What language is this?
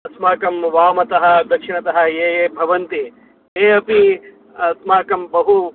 Sanskrit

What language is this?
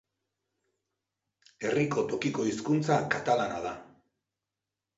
Basque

